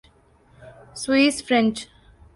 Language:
Urdu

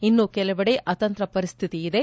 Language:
Kannada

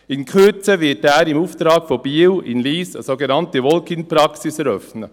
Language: Swiss German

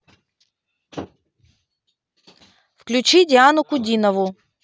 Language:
Russian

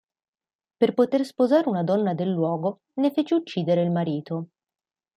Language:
Italian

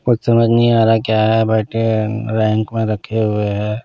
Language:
Hindi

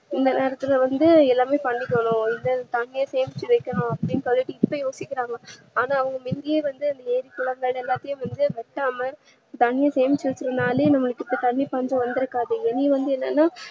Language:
Tamil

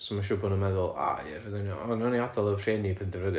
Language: Welsh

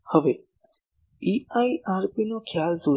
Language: Gujarati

